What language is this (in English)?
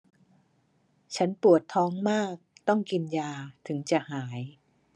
Thai